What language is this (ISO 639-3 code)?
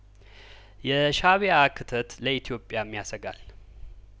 amh